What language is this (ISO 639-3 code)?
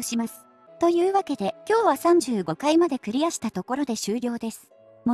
jpn